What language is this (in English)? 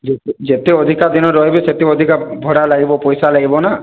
Odia